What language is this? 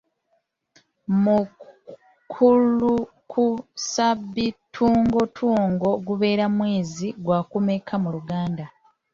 Ganda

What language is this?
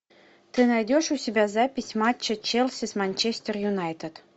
Russian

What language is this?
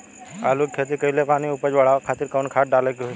Bhojpuri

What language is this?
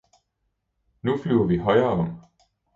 Danish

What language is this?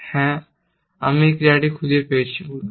Bangla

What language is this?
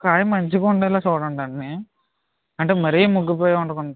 Telugu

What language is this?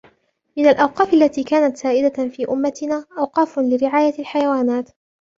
Arabic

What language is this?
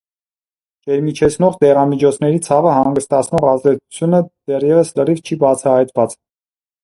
Armenian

